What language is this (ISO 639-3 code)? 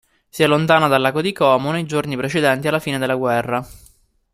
ita